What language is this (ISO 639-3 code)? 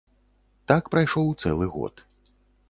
bel